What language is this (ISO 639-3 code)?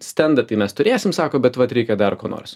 lit